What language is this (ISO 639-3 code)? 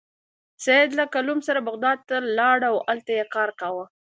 pus